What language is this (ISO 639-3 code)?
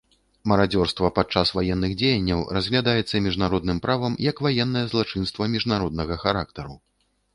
bel